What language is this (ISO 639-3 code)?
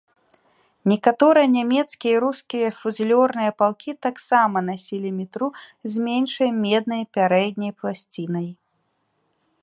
bel